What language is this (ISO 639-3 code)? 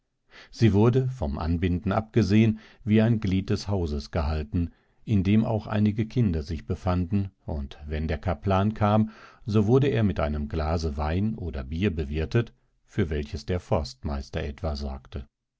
deu